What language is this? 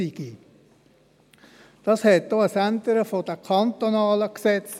Swiss German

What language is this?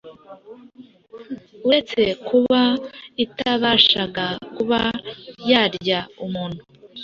Kinyarwanda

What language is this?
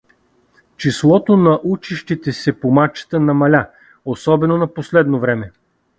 Bulgarian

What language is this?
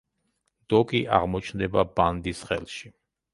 Georgian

